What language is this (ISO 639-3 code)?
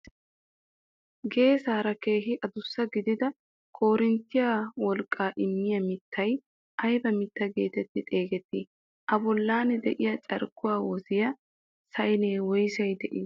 wal